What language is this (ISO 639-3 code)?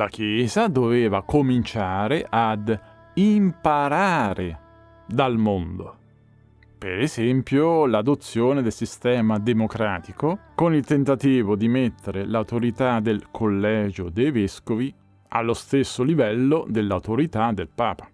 ita